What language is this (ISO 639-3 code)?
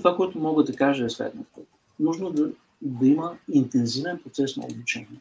bul